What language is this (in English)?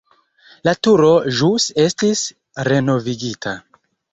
Esperanto